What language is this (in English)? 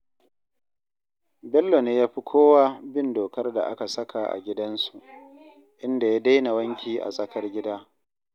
Hausa